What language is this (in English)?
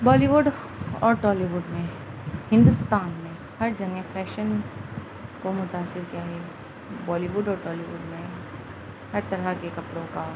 Urdu